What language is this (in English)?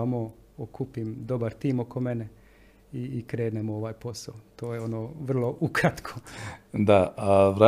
Croatian